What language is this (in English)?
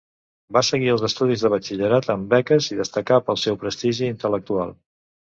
Catalan